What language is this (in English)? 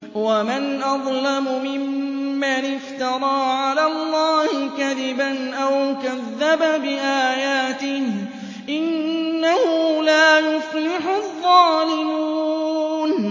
Arabic